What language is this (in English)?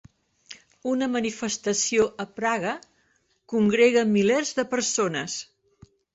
Catalan